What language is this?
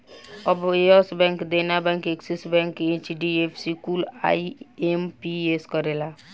Bhojpuri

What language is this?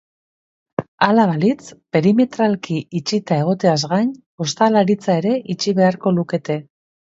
Basque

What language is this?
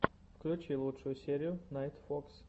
Russian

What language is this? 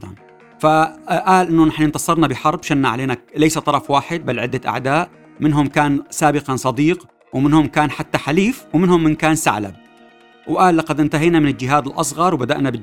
Arabic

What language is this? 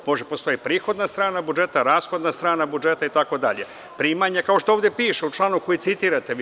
Serbian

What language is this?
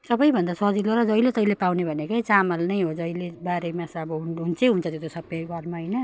Nepali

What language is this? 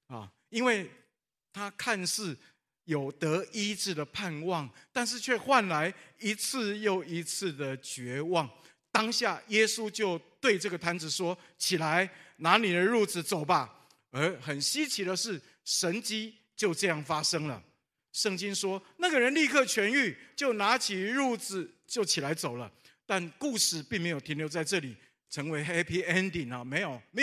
Chinese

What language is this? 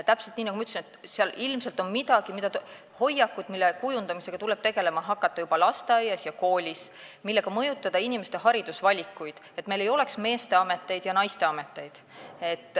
Estonian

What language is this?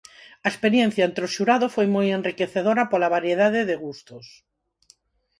Galician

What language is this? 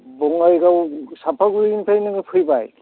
Bodo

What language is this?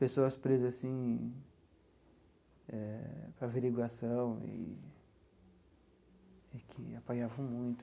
Portuguese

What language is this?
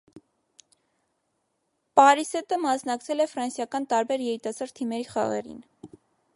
Armenian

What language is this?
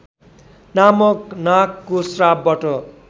Nepali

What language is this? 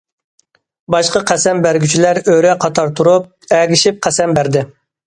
Uyghur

